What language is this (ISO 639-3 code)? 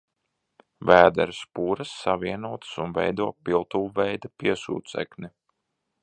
lav